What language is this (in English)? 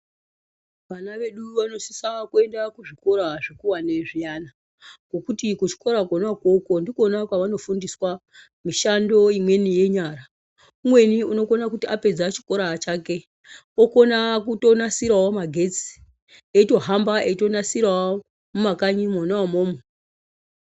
Ndau